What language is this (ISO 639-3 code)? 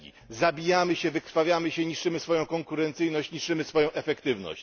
pol